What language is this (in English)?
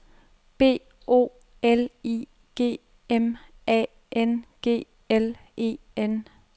Danish